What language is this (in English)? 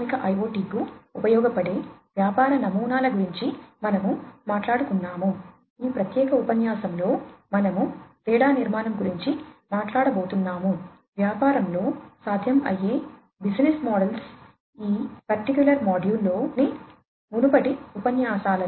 Telugu